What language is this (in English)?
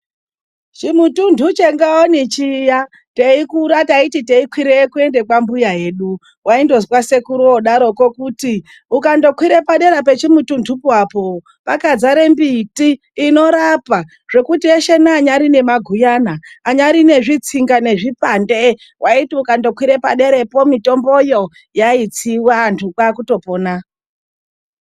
Ndau